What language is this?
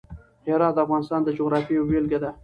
Pashto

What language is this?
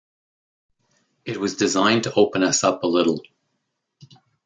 English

